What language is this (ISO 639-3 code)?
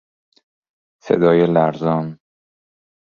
fas